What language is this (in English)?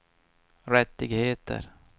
Swedish